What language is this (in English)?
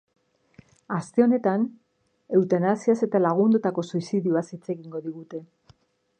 Basque